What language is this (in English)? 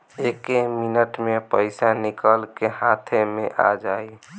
Bhojpuri